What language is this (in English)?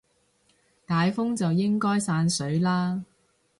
Cantonese